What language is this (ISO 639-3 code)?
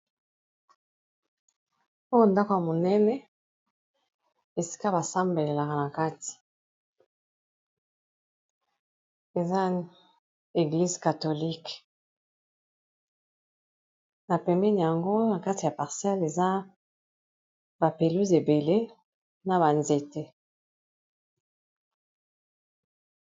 lin